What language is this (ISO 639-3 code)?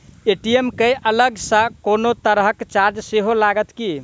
mai